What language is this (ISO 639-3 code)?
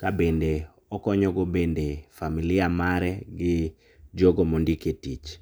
luo